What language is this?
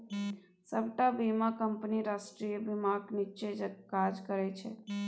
Maithili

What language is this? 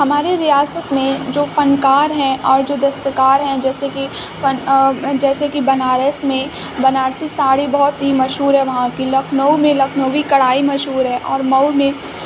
Urdu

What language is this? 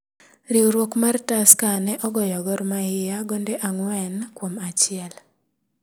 Luo (Kenya and Tanzania)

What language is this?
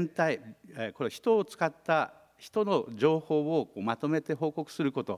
Japanese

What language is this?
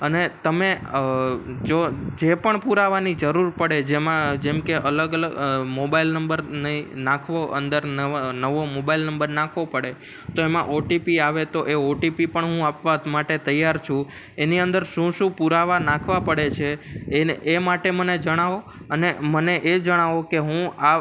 Gujarati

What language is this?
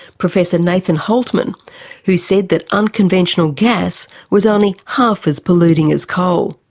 English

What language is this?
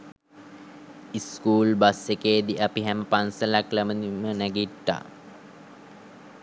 Sinhala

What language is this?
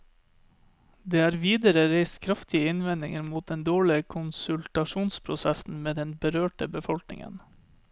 Norwegian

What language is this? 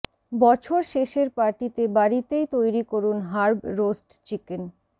Bangla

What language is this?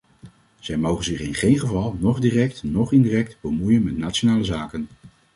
Dutch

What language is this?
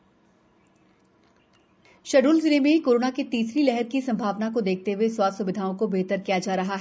Hindi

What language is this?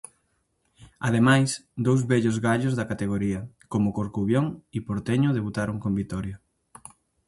Galician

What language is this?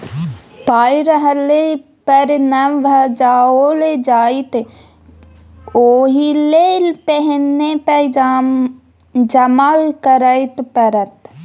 Maithili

